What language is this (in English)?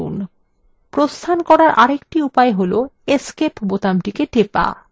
Bangla